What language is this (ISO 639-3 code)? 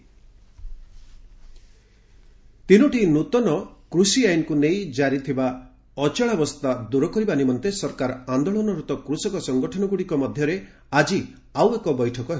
ori